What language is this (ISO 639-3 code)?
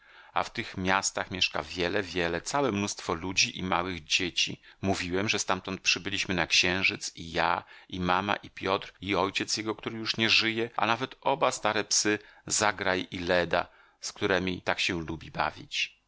pol